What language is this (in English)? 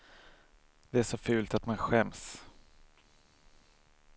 Swedish